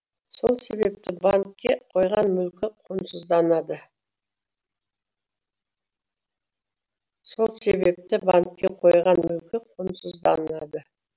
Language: Kazakh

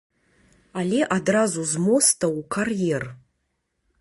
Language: Belarusian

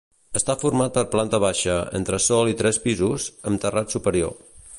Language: Catalan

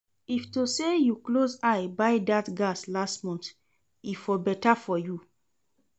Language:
Nigerian Pidgin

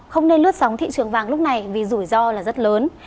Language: Vietnamese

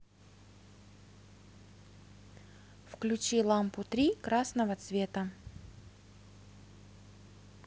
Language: Russian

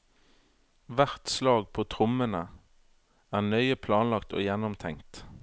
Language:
Norwegian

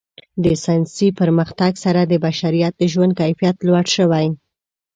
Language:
Pashto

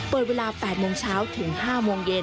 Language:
Thai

